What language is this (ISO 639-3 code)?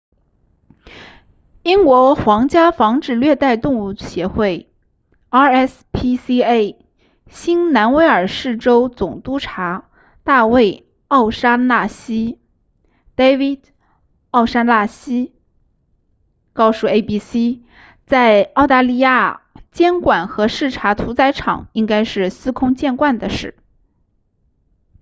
zho